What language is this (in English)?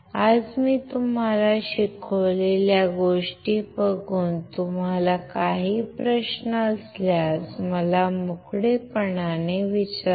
Marathi